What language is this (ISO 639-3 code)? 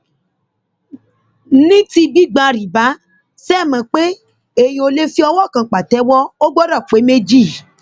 yor